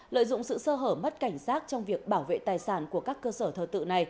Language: Vietnamese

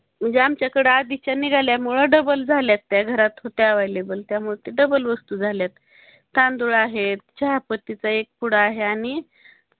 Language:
Marathi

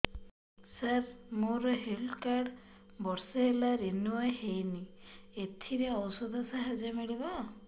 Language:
Odia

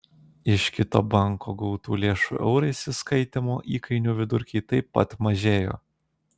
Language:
Lithuanian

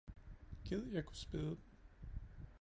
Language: Danish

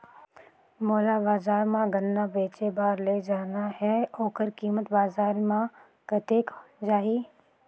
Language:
Chhattisgarhi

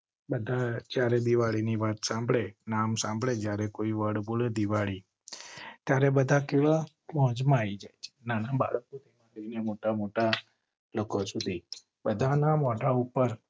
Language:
Gujarati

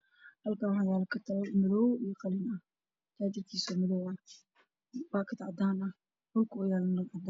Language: Somali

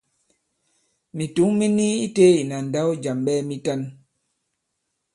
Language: Bankon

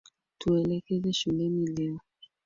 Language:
Swahili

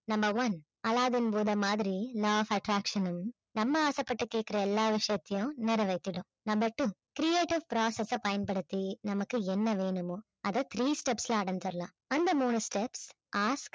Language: Tamil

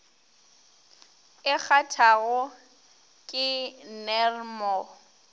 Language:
Northern Sotho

